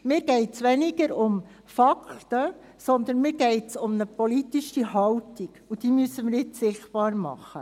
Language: Swiss German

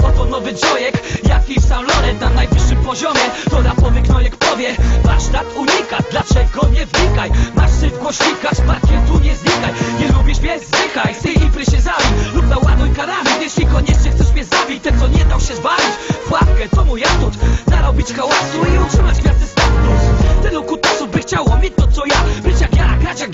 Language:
Polish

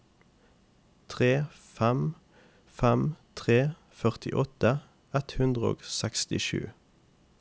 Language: Norwegian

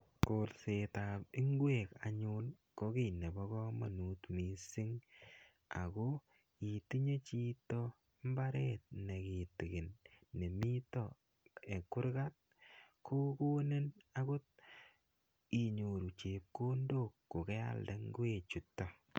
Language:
Kalenjin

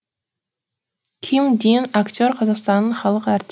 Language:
Kazakh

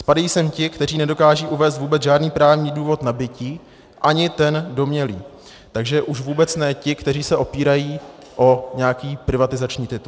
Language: Czech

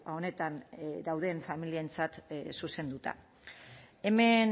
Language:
Basque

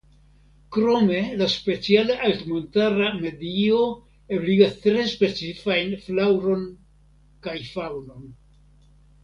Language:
Esperanto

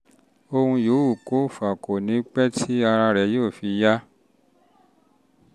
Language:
Yoruba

